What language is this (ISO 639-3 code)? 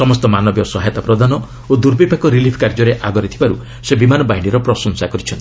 ori